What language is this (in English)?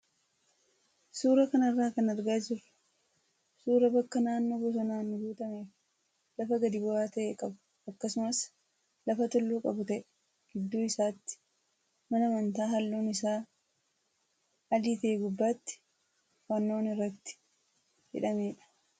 Oromo